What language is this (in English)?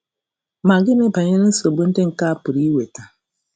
Igbo